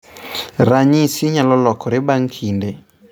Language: Luo (Kenya and Tanzania)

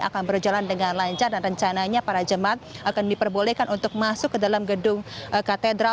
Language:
Indonesian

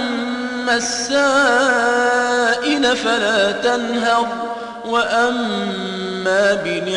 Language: Arabic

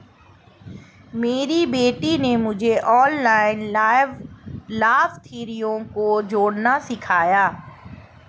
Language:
Hindi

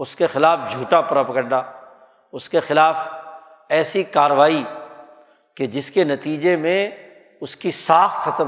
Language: Urdu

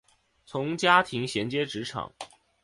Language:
Chinese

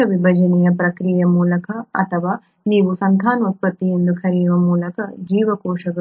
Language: Kannada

